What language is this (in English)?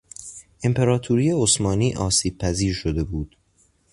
Persian